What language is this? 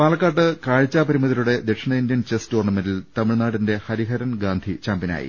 Malayalam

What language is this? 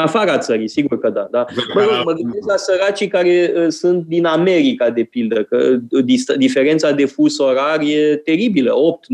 Romanian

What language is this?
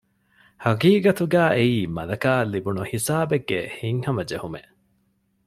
Divehi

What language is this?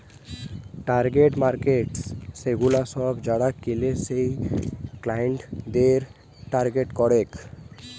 Bangla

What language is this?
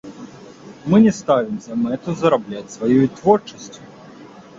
Belarusian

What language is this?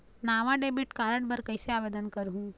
Chhattisgarhi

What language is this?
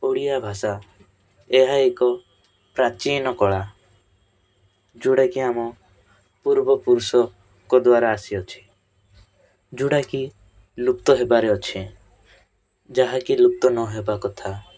Odia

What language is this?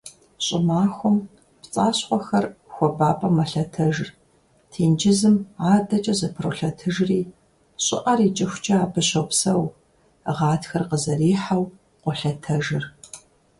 Kabardian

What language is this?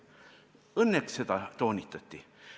Estonian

